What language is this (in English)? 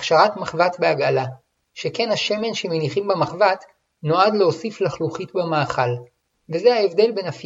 Hebrew